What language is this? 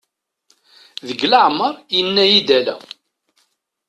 Kabyle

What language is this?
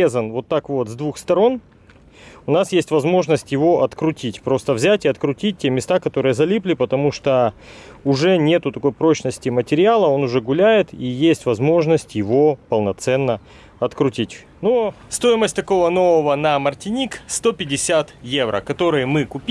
Russian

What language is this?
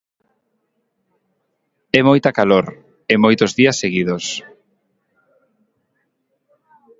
Galician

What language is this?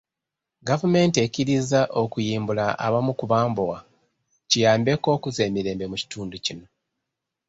Ganda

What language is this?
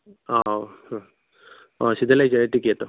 Manipuri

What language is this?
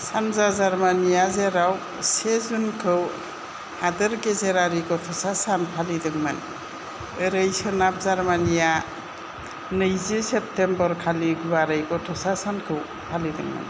Bodo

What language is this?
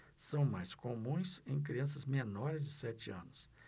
Portuguese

